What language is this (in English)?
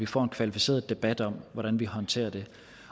Danish